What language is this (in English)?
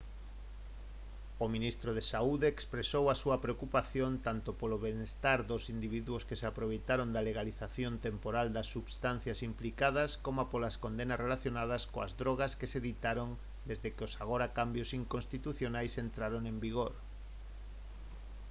Galician